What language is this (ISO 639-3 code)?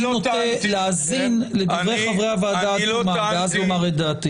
heb